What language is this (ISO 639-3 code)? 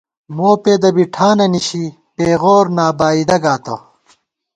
gwt